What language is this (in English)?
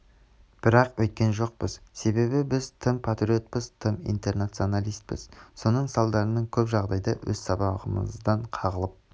Kazakh